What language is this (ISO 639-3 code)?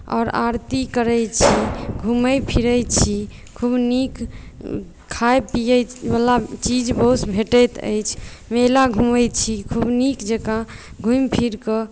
mai